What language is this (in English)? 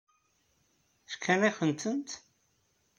Kabyle